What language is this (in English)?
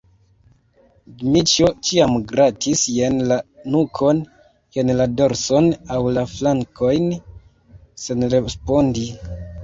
Esperanto